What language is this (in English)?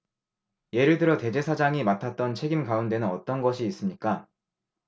Korean